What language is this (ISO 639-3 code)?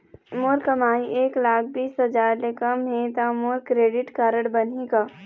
hne